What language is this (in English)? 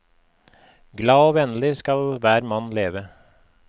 Norwegian